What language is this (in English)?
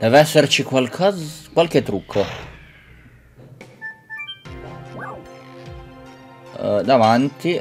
Italian